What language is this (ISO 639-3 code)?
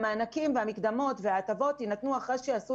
heb